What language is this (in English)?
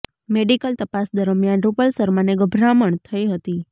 Gujarati